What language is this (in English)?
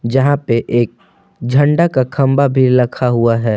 Hindi